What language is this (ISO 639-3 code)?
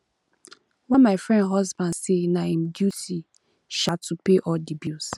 pcm